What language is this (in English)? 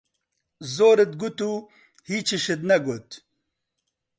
Central Kurdish